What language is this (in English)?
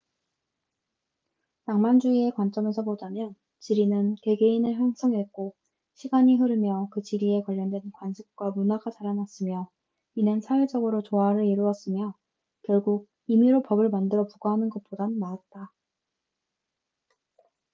Korean